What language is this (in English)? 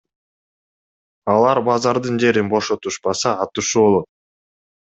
Kyrgyz